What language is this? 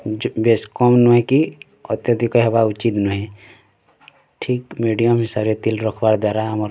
Odia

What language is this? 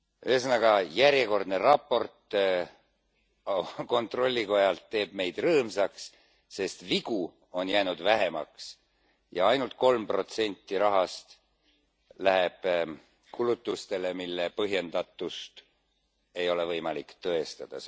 Estonian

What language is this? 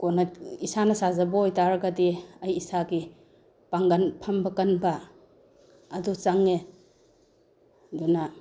Manipuri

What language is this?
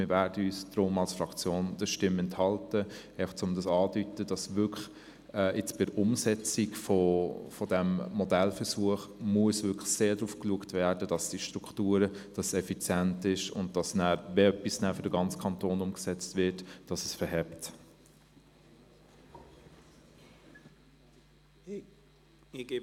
Swiss German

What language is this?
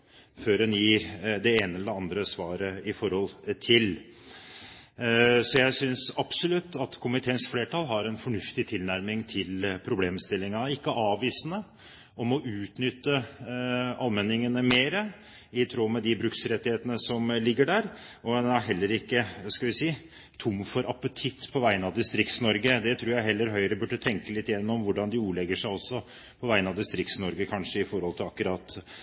Norwegian Bokmål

